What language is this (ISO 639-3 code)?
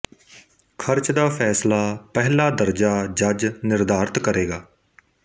pan